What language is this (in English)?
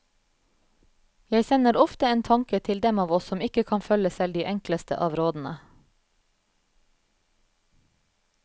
Norwegian